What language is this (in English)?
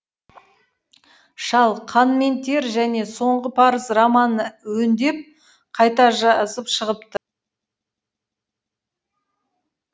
Kazakh